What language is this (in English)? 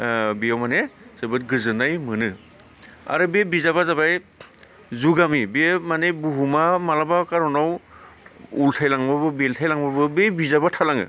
Bodo